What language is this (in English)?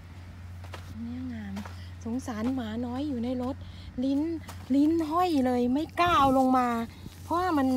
Thai